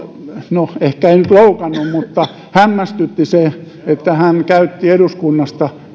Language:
Finnish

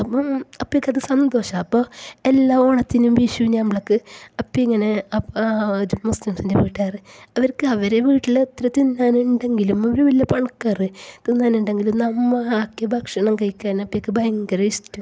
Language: Malayalam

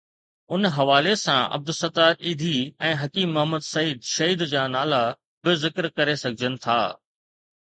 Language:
Sindhi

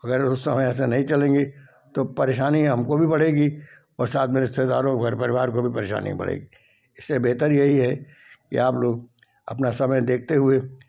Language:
Hindi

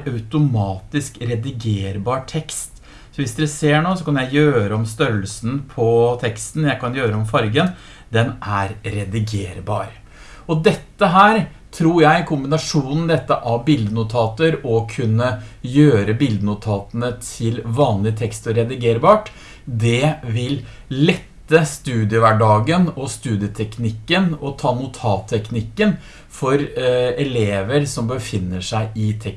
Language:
Norwegian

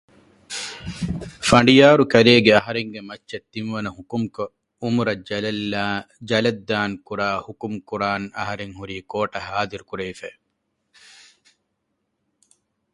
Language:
Divehi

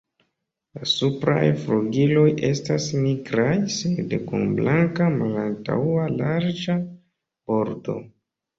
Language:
Esperanto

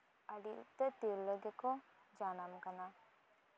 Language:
Santali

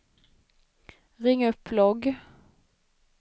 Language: Swedish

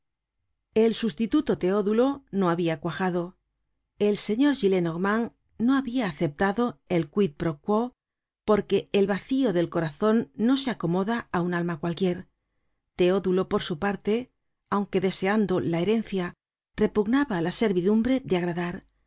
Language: Spanish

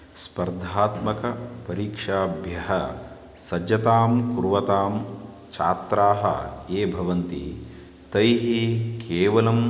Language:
Sanskrit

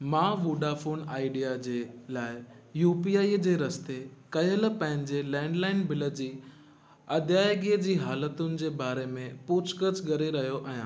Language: Sindhi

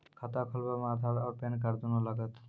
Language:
Maithili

